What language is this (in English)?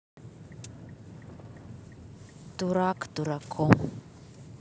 Russian